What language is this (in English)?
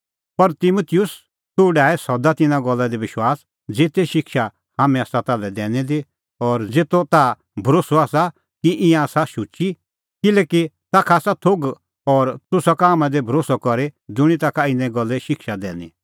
Kullu Pahari